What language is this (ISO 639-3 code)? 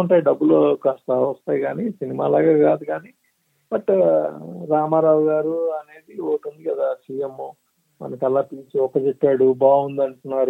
tel